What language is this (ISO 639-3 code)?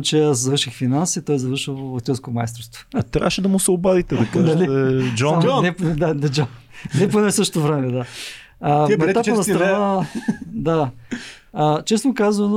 bul